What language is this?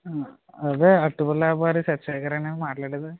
Telugu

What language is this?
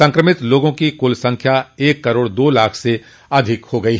Hindi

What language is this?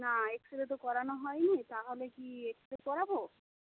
Bangla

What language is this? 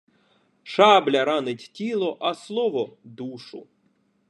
Ukrainian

